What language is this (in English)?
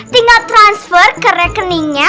Indonesian